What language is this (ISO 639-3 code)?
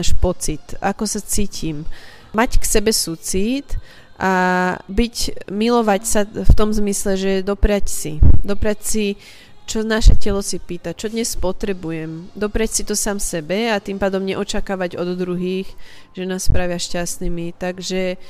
slk